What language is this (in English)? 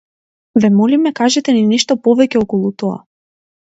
Macedonian